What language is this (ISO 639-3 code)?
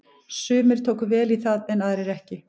isl